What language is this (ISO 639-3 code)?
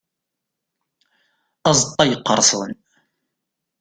kab